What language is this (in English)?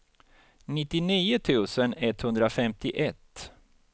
Swedish